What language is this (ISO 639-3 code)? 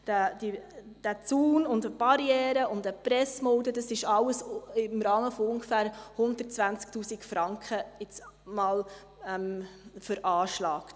gsw